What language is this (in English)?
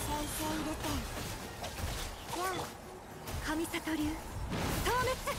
Japanese